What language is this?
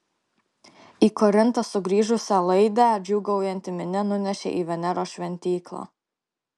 Lithuanian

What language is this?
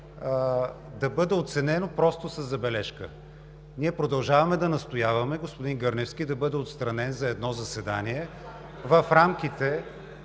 Bulgarian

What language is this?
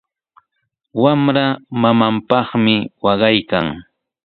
Sihuas Ancash Quechua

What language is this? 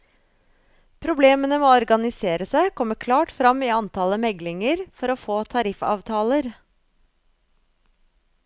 Norwegian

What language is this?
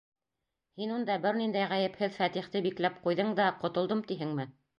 Bashkir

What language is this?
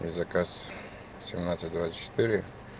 Russian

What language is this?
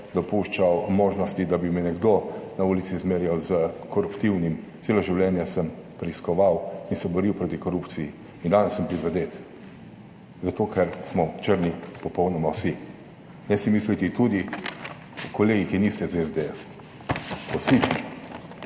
Slovenian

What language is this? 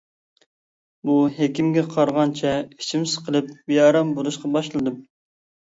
Uyghur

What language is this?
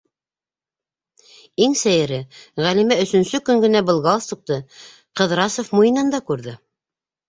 Bashkir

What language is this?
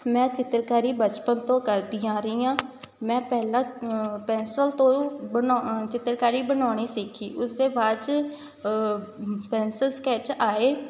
Punjabi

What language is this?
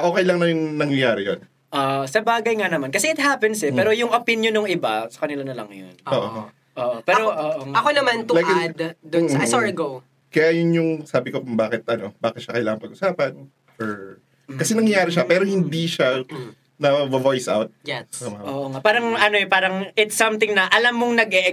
Filipino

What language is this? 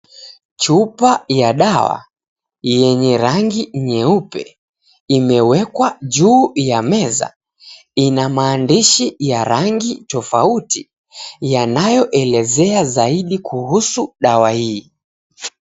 Swahili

